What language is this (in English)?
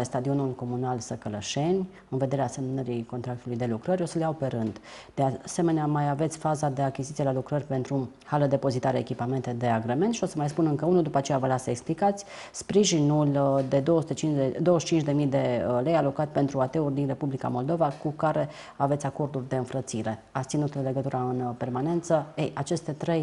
Romanian